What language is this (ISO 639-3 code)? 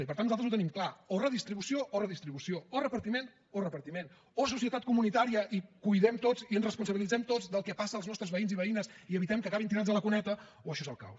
cat